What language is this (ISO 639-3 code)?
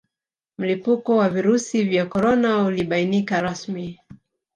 swa